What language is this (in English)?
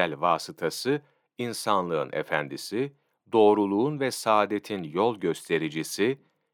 Turkish